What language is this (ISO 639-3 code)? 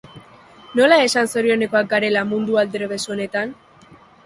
eus